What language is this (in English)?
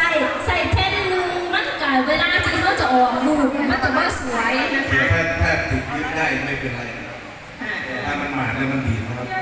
Thai